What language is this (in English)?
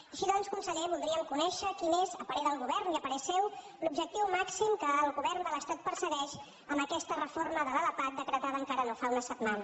Catalan